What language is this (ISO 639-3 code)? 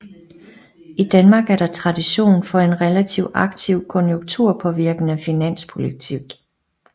dan